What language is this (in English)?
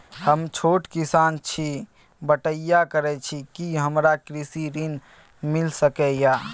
Maithili